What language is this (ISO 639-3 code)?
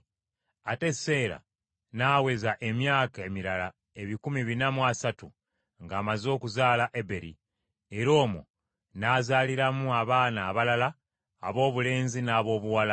lug